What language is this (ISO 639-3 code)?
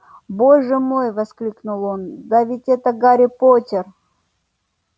rus